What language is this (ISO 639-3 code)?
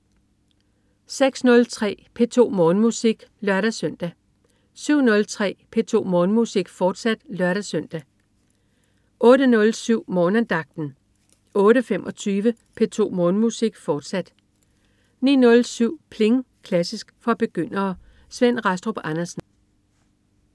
dan